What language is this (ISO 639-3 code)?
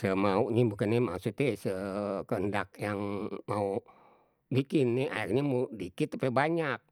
bew